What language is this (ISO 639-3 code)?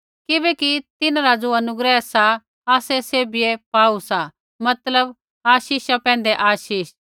kfx